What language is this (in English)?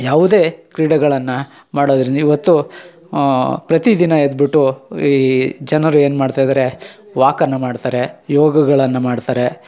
Kannada